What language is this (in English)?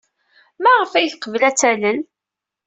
Kabyle